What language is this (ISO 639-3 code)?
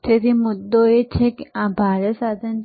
guj